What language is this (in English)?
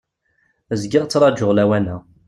Kabyle